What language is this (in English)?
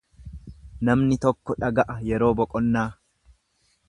Oromo